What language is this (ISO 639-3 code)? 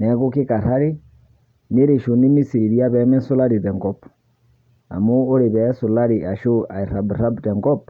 mas